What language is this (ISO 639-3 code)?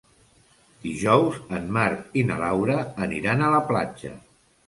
cat